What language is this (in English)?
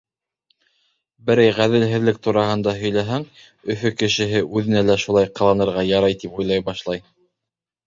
Bashkir